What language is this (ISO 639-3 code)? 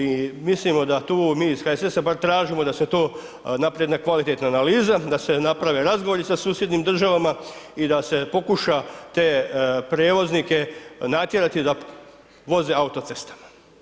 hrv